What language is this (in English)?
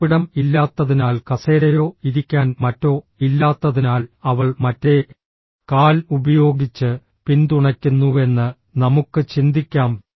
Malayalam